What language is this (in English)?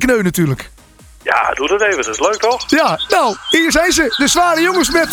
Dutch